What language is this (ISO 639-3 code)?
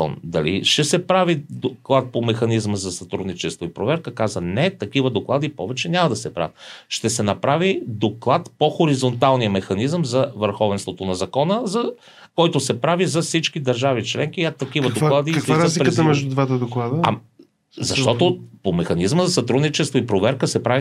bul